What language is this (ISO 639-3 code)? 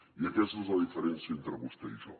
cat